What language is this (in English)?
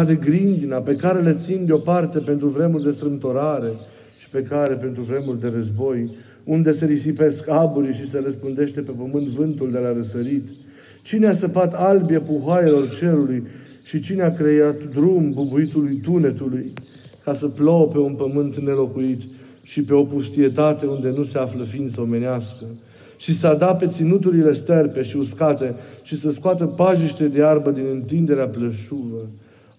Romanian